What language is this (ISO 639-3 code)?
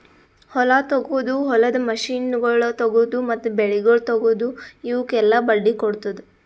kan